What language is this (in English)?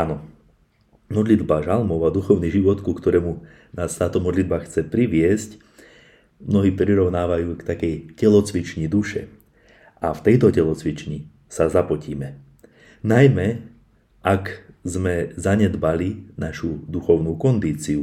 Slovak